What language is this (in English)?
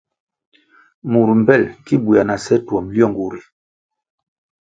Kwasio